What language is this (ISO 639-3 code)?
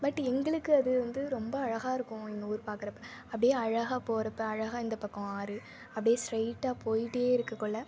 tam